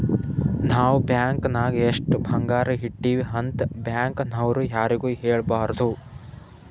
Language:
Kannada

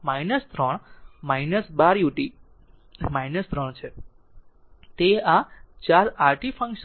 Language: Gujarati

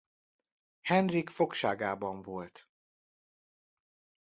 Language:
Hungarian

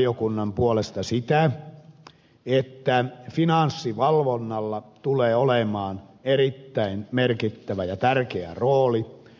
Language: Finnish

